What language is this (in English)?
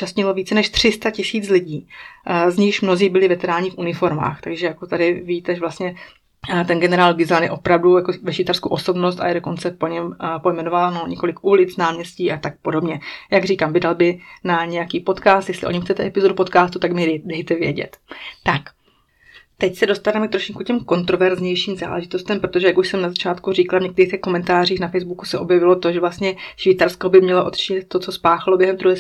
Czech